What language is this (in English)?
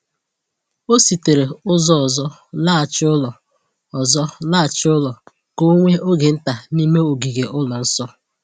Igbo